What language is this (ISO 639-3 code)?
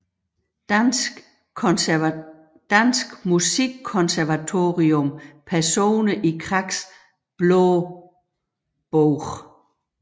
dan